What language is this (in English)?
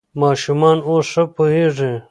Pashto